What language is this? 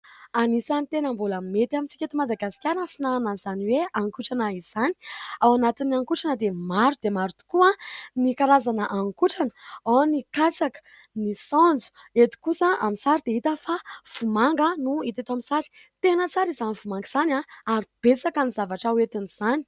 Malagasy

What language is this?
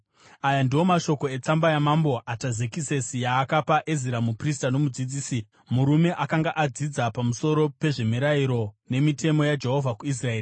Shona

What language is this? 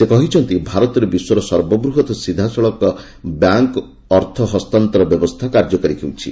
Odia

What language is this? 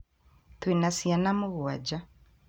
Kikuyu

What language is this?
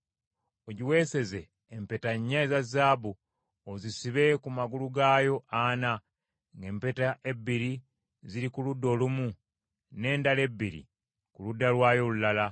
Ganda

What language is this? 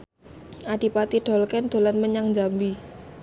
Javanese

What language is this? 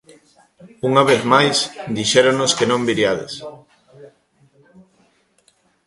Galician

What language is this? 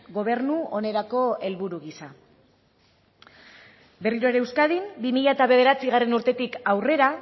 Basque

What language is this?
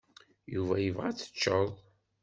Kabyle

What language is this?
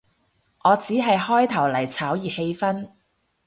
Cantonese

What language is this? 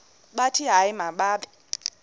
Xhosa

